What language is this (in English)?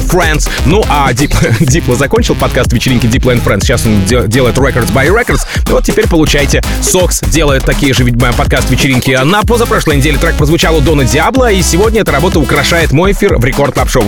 Russian